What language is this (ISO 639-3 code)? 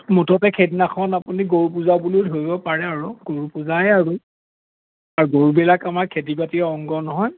asm